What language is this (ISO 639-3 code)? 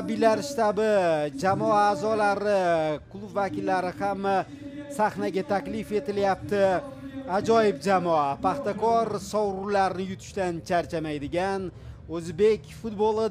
tur